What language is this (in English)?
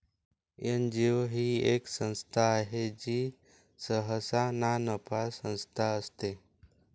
Marathi